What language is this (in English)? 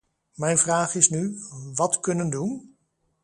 Dutch